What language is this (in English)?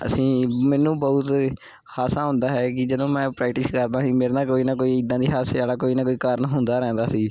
Punjabi